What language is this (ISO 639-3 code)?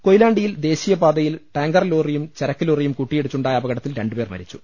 mal